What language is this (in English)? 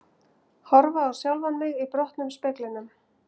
Icelandic